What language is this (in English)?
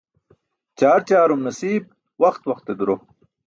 Burushaski